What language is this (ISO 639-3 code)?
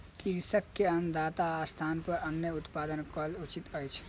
mai